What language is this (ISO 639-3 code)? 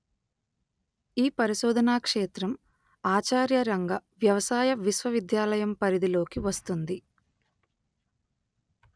tel